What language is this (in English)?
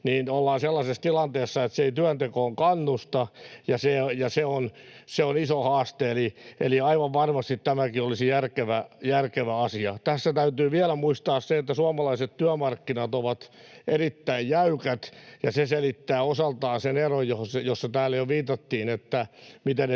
Finnish